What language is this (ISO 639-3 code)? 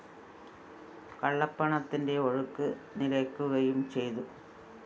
mal